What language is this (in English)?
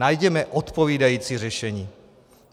Czech